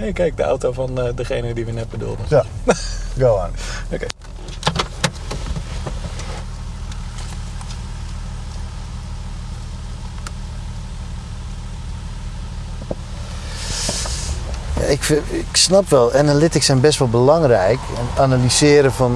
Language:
Dutch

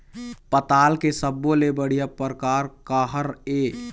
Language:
Chhattisgarhi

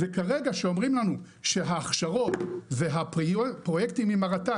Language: Hebrew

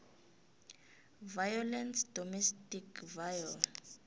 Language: South Ndebele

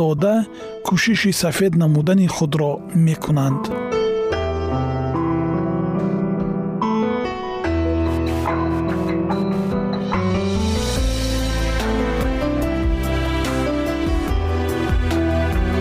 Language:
Persian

